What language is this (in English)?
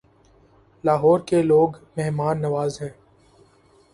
Urdu